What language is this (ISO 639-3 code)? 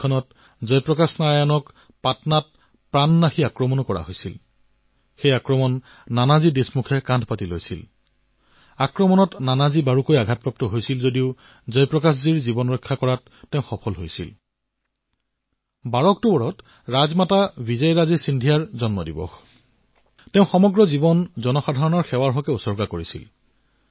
asm